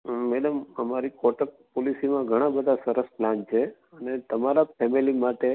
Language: Gujarati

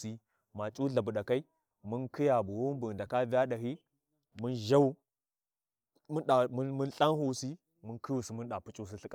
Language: Warji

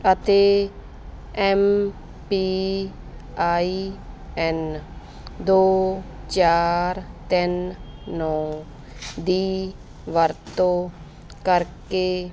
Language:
Punjabi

